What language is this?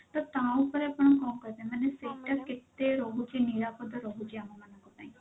Odia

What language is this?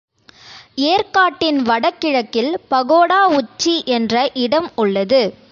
Tamil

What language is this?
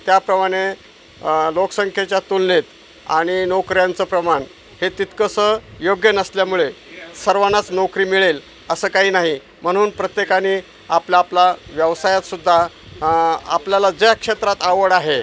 Marathi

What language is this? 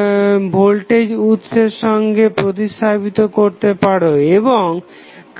Bangla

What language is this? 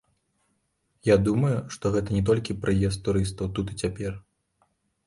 Belarusian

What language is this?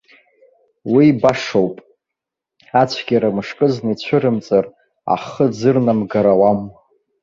Abkhazian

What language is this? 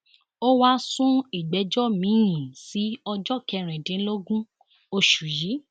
Yoruba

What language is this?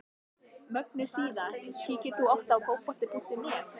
Icelandic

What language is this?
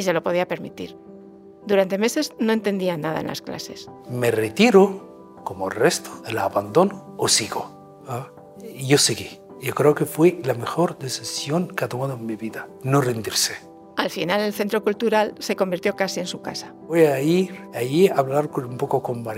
Spanish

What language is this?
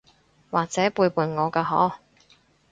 Cantonese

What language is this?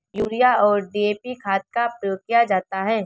Hindi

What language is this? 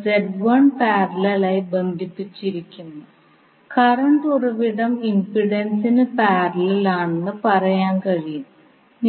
Malayalam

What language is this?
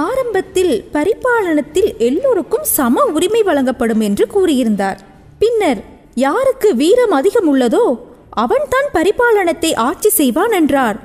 Tamil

